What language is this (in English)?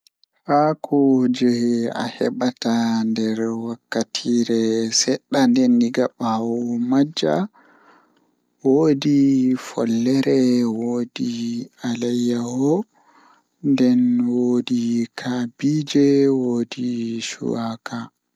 Fula